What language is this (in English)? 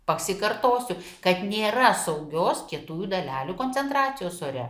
Lithuanian